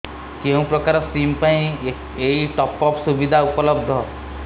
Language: Odia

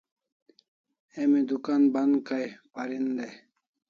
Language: Kalasha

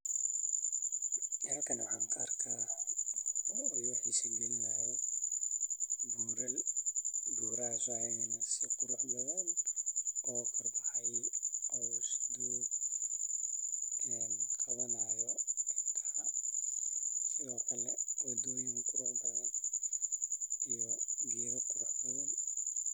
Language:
Somali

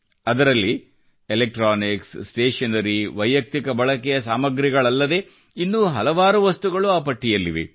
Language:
Kannada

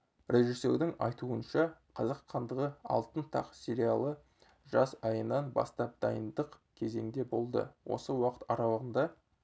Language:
Kazakh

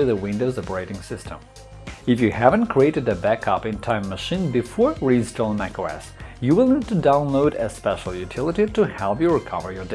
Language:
English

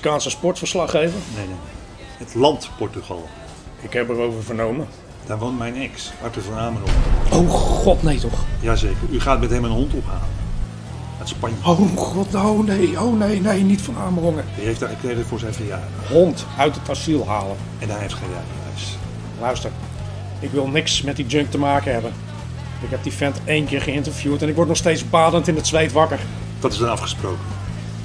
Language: Dutch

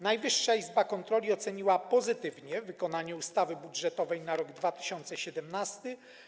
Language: Polish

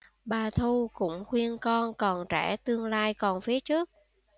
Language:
Vietnamese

